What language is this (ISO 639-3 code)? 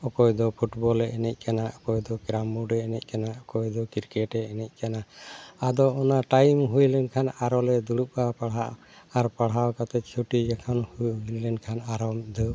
sat